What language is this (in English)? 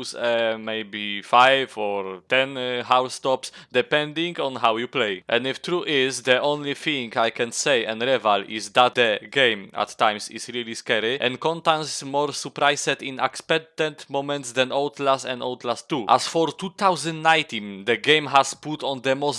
Polish